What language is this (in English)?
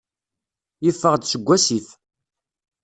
Kabyle